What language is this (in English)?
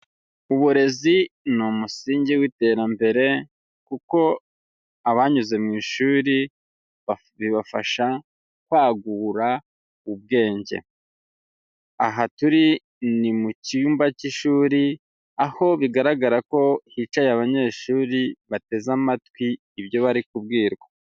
Kinyarwanda